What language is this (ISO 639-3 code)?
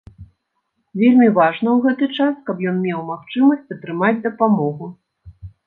bel